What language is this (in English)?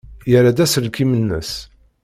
Kabyle